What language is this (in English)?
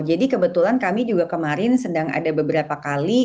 Indonesian